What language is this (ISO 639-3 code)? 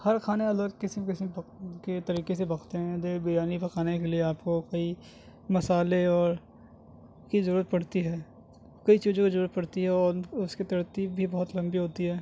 urd